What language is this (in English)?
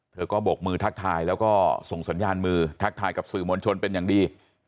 Thai